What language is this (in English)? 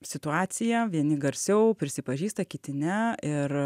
Lithuanian